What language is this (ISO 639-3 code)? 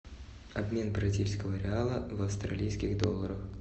rus